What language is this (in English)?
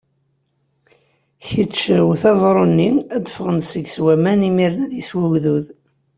Kabyle